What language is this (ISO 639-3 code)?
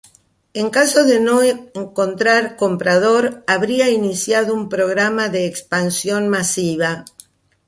spa